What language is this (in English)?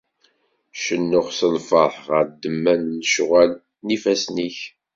Kabyle